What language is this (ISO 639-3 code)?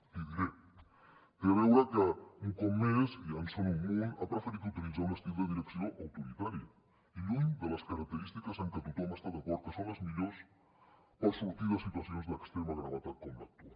cat